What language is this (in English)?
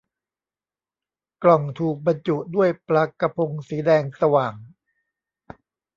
Thai